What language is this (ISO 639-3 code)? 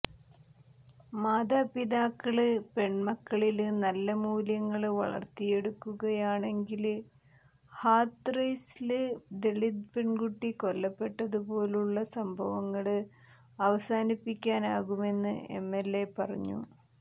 mal